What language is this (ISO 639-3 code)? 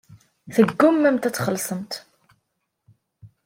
kab